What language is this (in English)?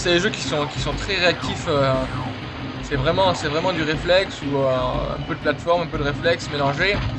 French